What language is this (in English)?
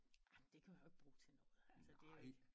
Danish